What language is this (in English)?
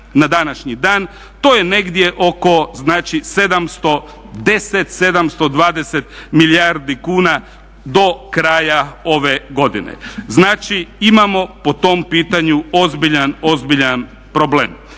Croatian